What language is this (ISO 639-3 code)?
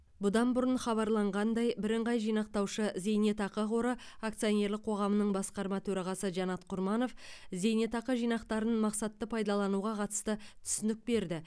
kaz